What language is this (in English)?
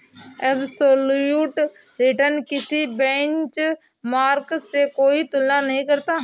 Hindi